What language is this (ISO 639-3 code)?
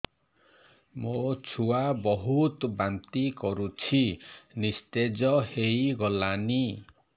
ori